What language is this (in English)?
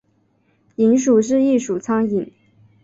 Chinese